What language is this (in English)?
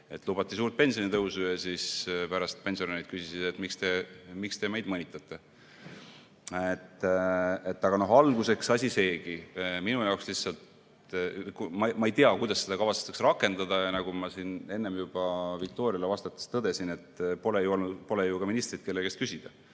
Estonian